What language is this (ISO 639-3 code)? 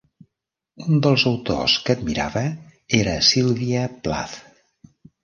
cat